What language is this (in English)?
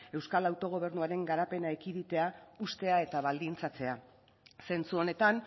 Basque